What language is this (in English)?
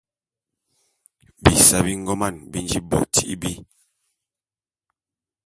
Bulu